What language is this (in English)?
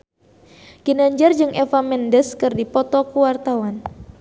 Sundanese